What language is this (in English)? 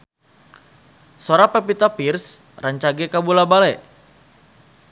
Sundanese